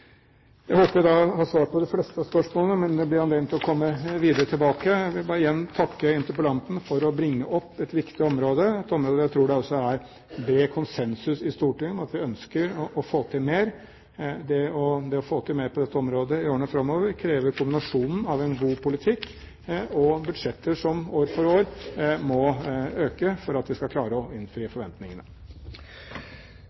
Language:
Norwegian Bokmål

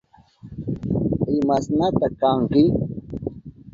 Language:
Southern Pastaza Quechua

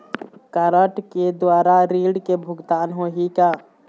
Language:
Chhattisgarhi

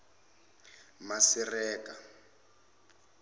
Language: Zulu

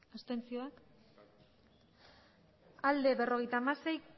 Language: Basque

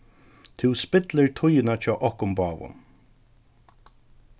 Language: Faroese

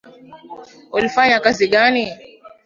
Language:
Swahili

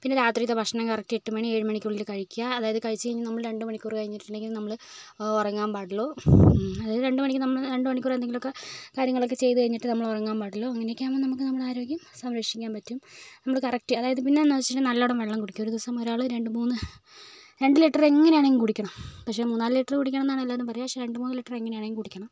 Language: Malayalam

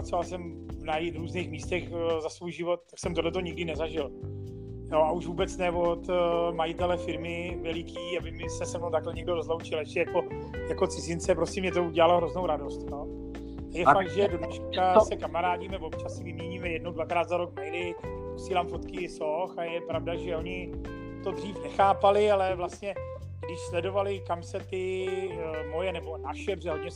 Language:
Czech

